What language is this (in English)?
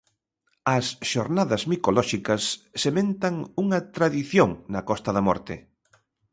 Galician